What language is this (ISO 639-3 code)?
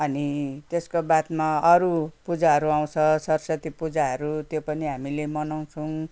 nep